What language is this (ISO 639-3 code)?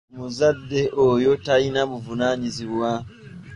lug